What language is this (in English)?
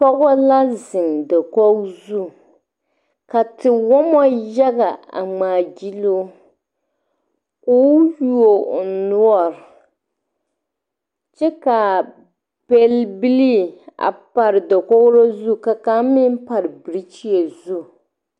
Southern Dagaare